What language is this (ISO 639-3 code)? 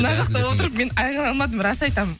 kaz